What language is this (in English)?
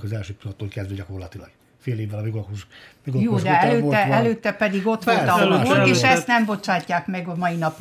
Hungarian